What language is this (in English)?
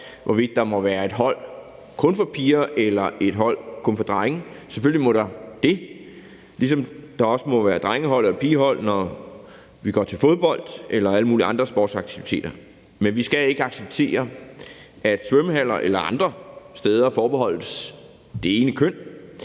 Danish